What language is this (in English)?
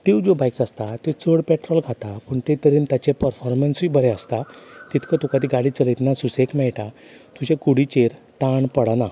Konkani